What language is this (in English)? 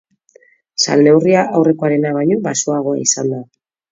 Basque